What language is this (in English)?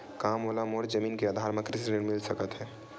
Chhattisgarhi